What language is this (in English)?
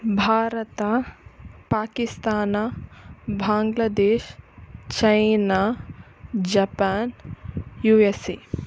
Kannada